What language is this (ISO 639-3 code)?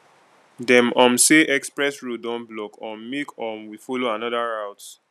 pcm